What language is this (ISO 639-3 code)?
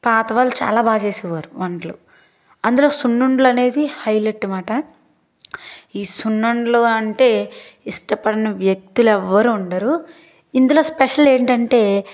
tel